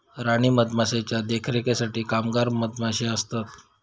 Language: Marathi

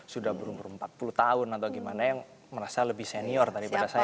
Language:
Indonesian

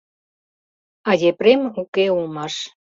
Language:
Mari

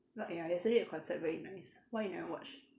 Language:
English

